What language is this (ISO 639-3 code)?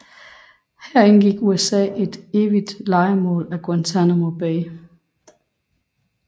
dan